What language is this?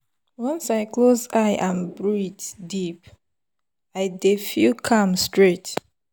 Nigerian Pidgin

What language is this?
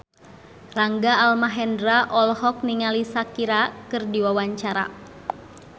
Sundanese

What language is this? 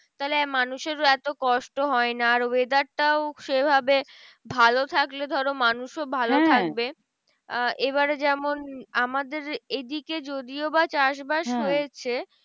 Bangla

